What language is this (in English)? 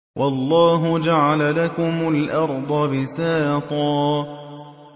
Arabic